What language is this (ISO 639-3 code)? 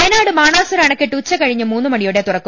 mal